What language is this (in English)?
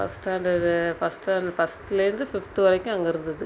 Tamil